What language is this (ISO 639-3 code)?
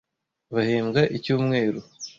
kin